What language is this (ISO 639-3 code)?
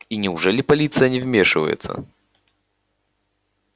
rus